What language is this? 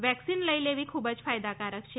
Gujarati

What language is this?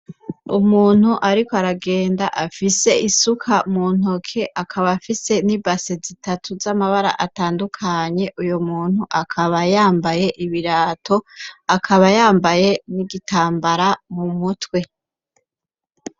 Rundi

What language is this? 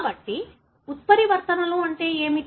Telugu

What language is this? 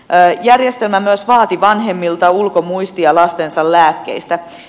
Finnish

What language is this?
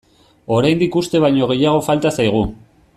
Basque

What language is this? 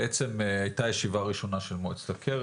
Hebrew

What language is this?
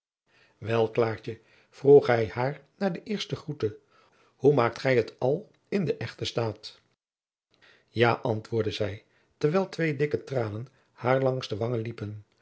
Dutch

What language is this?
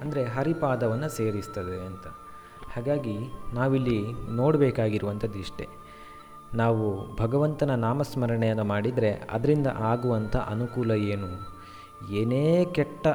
Kannada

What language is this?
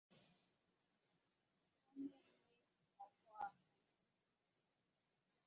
Igbo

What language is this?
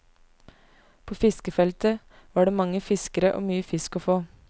Norwegian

